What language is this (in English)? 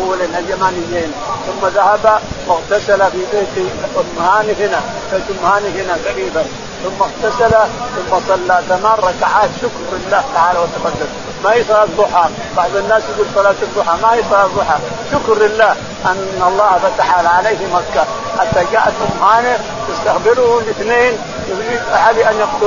Arabic